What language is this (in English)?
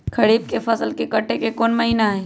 Magahi